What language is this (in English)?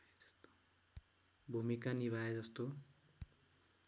Nepali